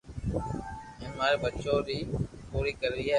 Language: Loarki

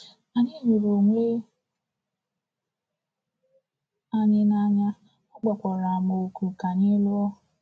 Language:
Igbo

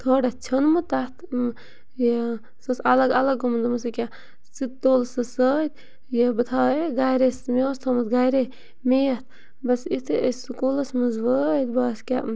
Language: Kashmiri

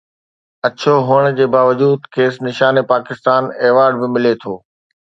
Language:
Sindhi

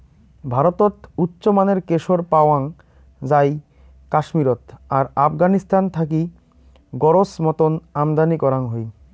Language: Bangla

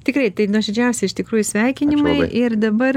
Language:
Lithuanian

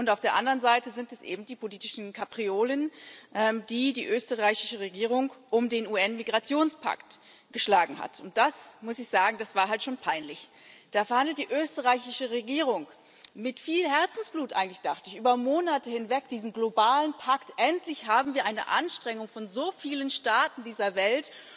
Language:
German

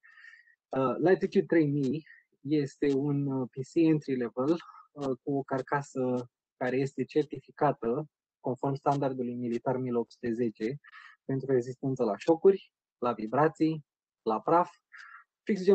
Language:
Romanian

